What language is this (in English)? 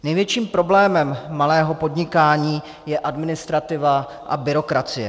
Czech